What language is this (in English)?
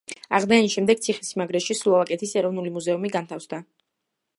Georgian